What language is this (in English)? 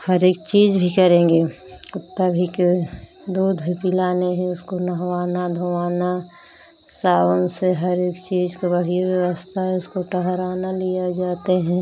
Hindi